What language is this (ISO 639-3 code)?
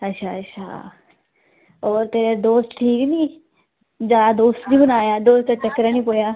doi